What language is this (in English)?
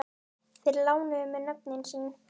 Icelandic